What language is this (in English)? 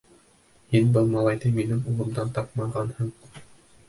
Bashkir